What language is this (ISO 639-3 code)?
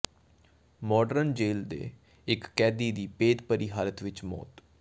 pan